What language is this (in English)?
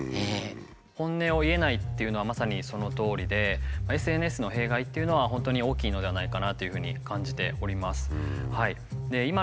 Japanese